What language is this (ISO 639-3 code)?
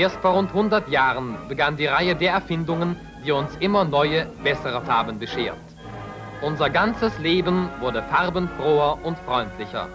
deu